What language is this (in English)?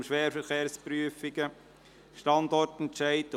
Swiss German